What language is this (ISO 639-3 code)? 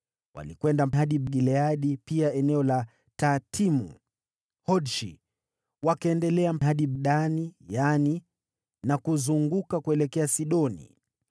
swa